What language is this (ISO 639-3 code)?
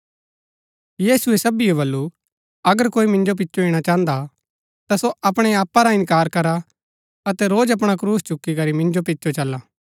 gbk